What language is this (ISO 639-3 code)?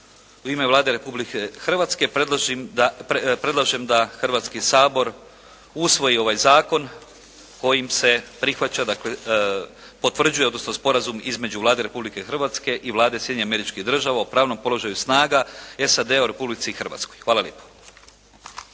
hrv